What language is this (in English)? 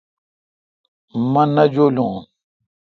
Kalkoti